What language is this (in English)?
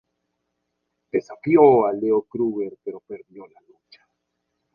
Spanish